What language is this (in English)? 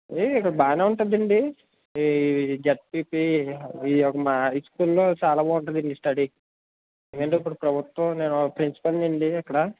Telugu